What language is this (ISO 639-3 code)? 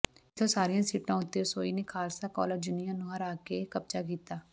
pan